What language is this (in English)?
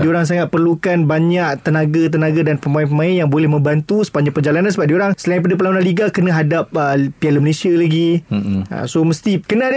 Malay